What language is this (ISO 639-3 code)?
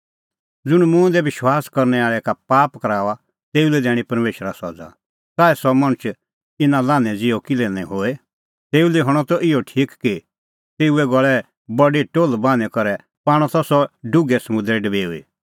kfx